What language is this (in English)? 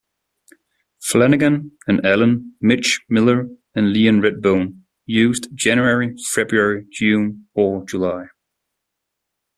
English